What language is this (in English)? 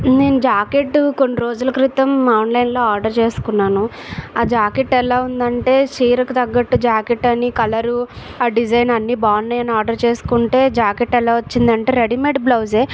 Telugu